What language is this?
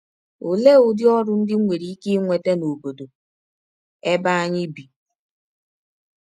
Igbo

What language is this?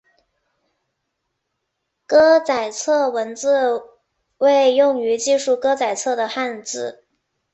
Chinese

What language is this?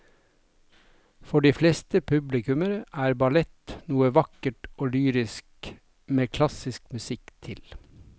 Norwegian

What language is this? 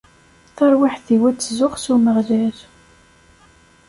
Kabyle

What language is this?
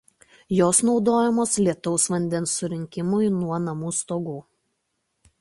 Lithuanian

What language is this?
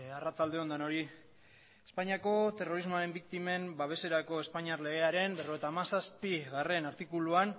Basque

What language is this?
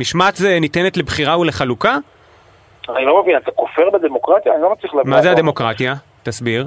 Hebrew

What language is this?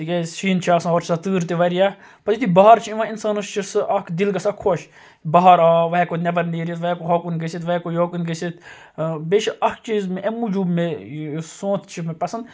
Kashmiri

